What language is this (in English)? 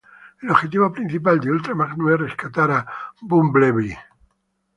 Spanish